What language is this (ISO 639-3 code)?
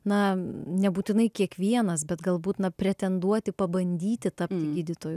lit